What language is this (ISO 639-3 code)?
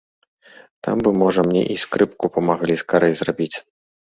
bel